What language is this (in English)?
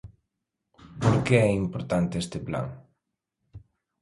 Galician